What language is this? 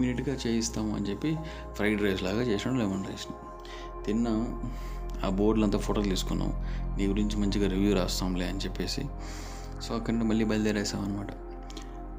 Telugu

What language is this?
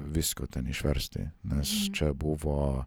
Lithuanian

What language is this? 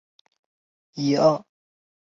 Chinese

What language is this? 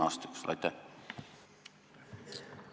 Estonian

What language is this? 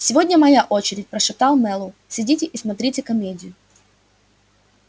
Russian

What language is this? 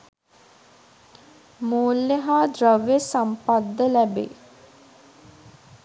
Sinhala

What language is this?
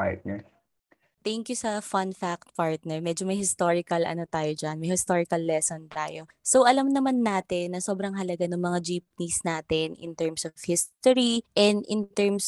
Filipino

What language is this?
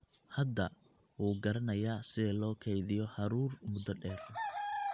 Somali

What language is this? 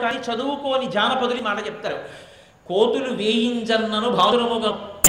Telugu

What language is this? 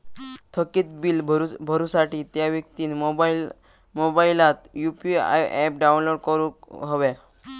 Marathi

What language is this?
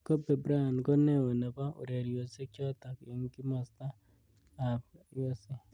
Kalenjin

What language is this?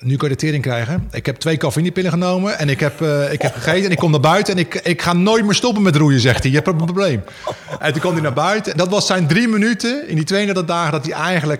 Dutch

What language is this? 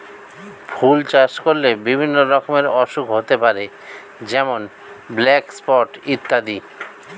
Bangla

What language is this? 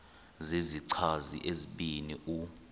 Xhosa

